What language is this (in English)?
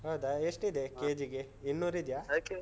Kannada